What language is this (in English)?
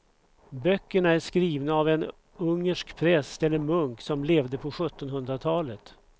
Swedish